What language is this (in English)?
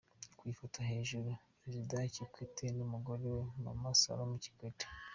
Kinyarwanda